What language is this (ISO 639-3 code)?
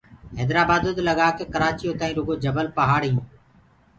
ggg